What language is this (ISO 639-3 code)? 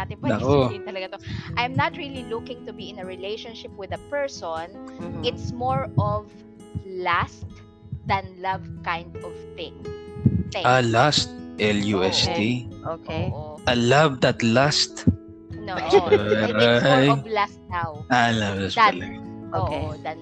fil